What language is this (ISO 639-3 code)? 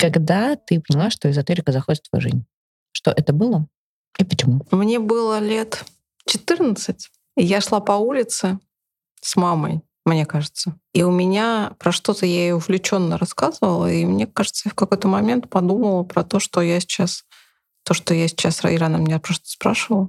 rus